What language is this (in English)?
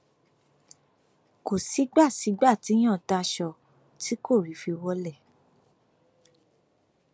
Yoruba